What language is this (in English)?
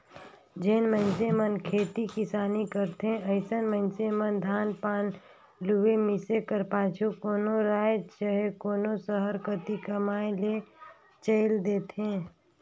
Chhattisgarhi